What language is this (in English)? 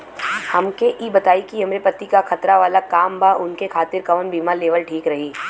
Bhojpuri